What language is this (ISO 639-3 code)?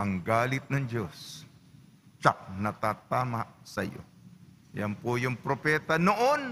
fil